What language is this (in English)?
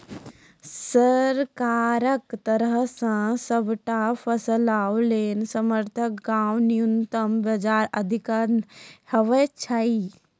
Maithili